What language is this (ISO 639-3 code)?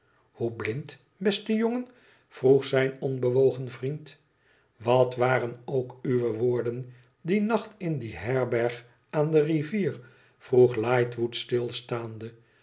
nld